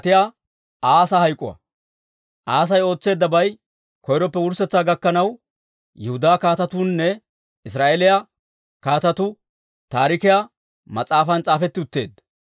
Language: Dawro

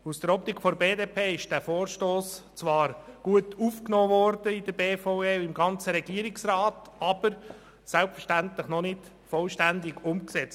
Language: Swiss German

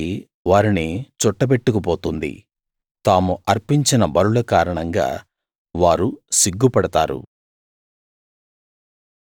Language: Telugu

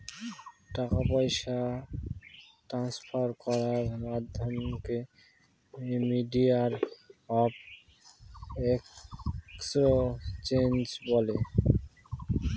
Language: Bangla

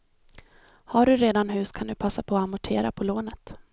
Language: Swedish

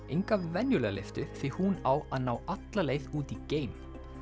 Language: Icelandic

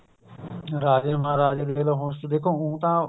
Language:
Punjabi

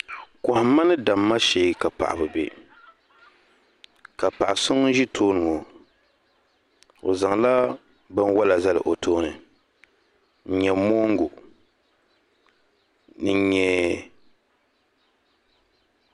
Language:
Dagbani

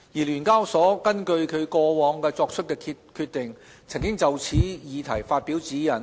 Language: Cantonese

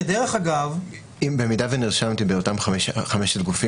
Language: Hebrew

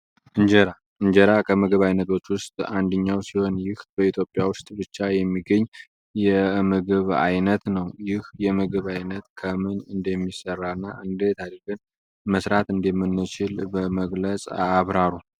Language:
Amharic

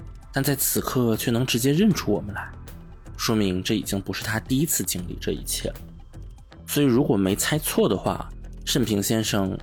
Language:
Chinese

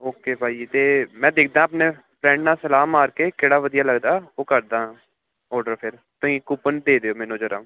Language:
Punjabi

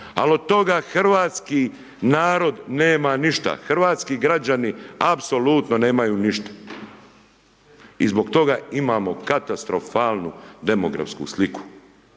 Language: Croatian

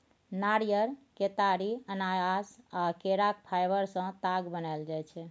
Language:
Maithili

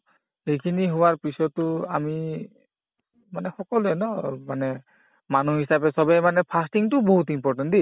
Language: Assamese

